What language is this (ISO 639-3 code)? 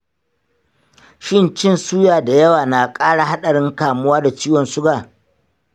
hau